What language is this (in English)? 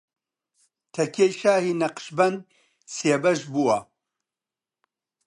Central Kurdish